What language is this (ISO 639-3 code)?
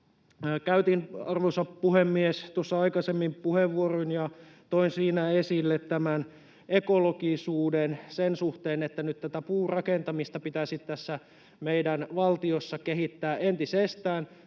fin